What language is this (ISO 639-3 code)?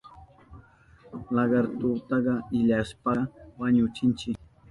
qup